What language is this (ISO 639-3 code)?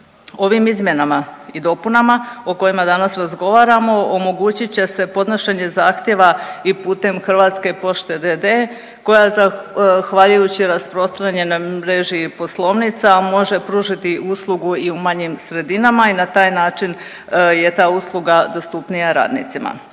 hrv